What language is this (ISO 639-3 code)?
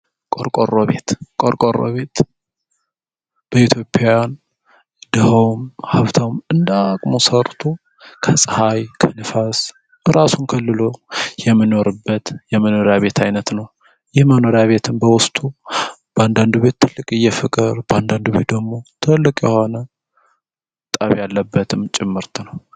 amh